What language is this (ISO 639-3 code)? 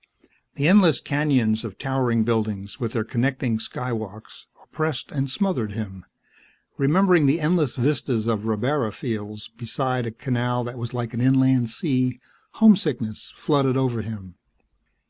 eng